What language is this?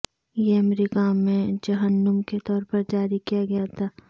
Urdu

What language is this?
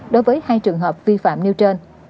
Vietnamese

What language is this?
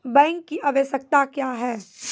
Maithili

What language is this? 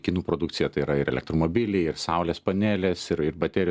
Lithuanian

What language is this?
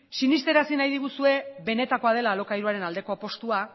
Basque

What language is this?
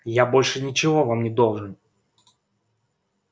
Russian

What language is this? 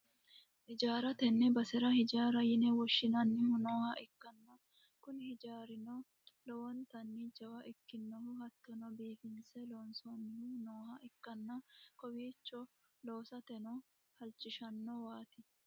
Sidamo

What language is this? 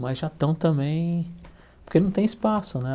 Portuguese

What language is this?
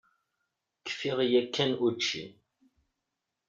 Kabyle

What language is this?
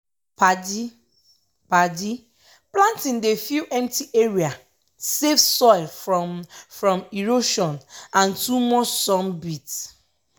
Nigerian Pidgin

